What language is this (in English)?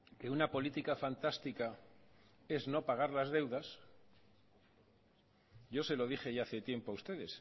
Spanish